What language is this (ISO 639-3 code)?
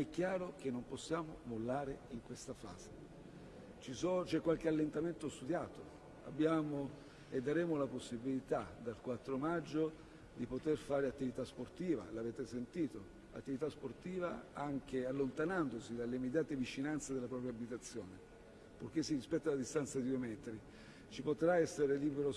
ita